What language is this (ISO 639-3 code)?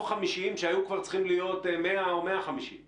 heb